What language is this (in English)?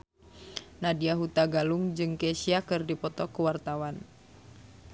Sundanese